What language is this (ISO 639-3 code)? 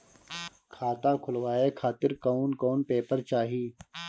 bho